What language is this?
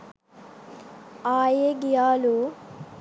Sinhala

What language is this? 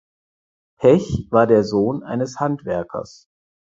German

